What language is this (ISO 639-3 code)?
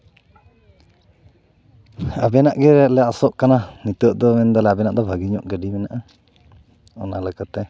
sat